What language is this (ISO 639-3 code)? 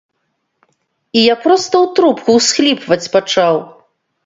bel